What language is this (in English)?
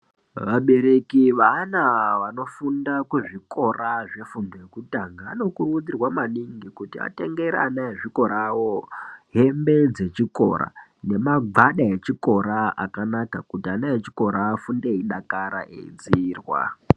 Ndau